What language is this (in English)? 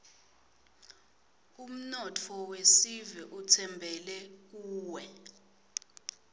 Swati